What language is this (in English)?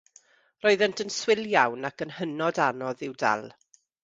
Welsh